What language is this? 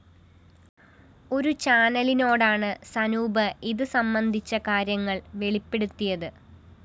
Malayalam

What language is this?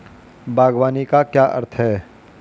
Hindi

